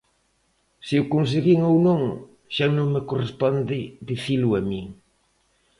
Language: Galician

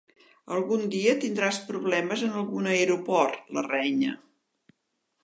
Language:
Catalan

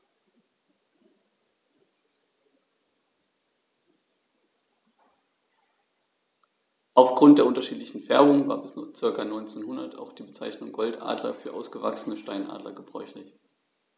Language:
German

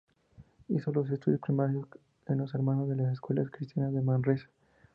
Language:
Spanish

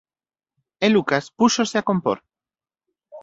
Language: Galician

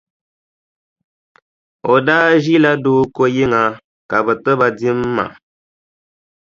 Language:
Dagbani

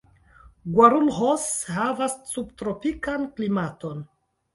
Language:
Esperanto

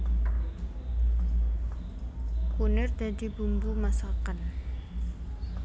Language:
Javanese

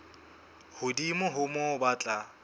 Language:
Southern Sotho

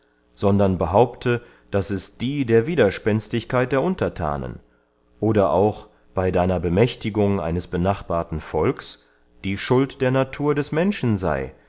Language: German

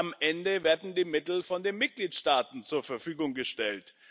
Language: German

